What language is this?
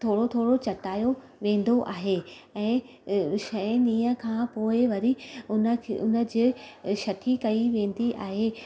Sindhi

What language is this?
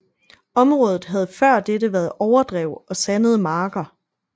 Danish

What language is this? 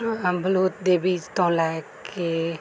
Punjabi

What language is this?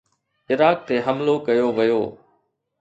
Sindhi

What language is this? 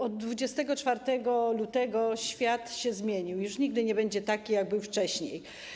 Polish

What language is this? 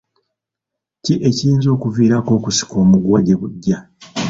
Ganda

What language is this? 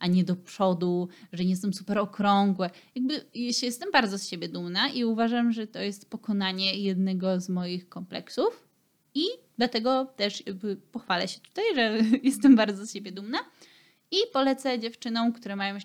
Polish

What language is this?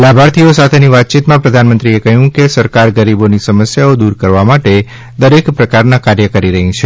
Gujarati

